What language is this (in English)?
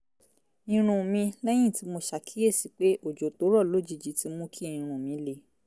Yoruba